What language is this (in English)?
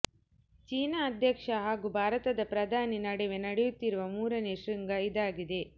Kannada